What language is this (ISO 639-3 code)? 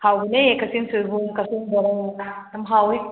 mni